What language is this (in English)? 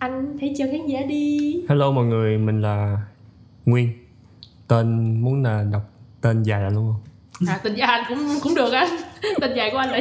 Vietnamese